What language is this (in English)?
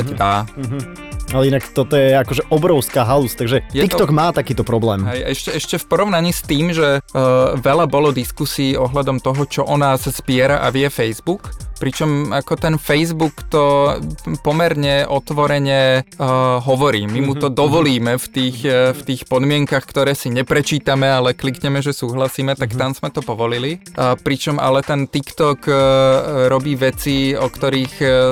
Slovak